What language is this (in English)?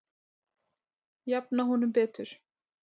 Icelandic